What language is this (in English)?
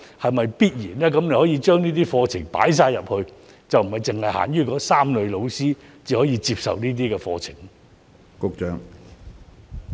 Cantonese